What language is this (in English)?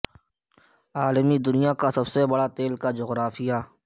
Urdu